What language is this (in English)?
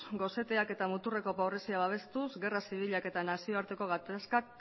Basque